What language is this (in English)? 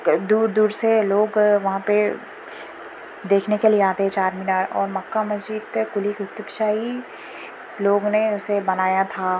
Urdu